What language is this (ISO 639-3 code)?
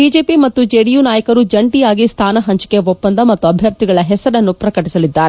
kan